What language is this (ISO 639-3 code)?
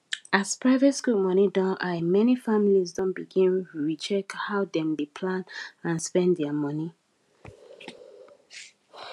pcm